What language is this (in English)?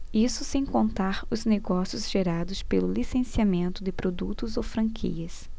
Portuguese